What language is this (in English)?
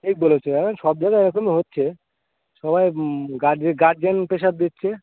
Bangla